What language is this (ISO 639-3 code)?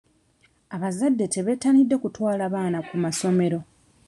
lug